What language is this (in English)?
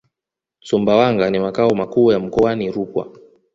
Swahili